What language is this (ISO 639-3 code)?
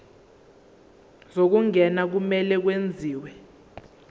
zul